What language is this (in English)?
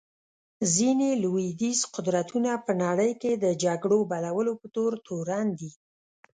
Pashto